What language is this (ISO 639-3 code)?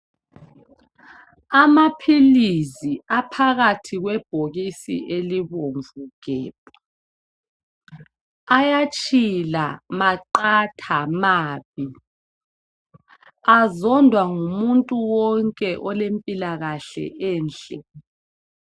nde